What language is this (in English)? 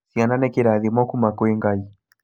Kikuyu